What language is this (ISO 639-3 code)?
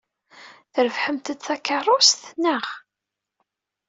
kab